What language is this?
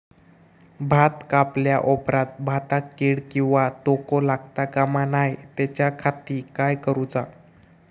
Marathi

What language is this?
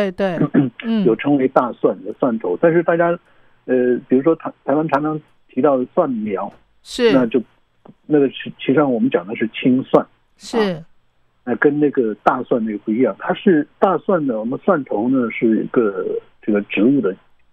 Chinese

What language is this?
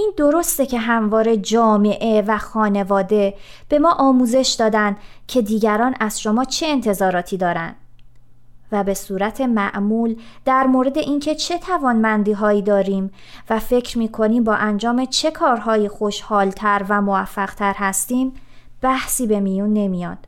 Persian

